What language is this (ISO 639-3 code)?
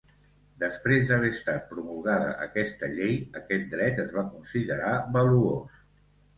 cat